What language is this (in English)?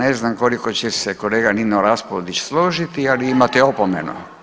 Croatian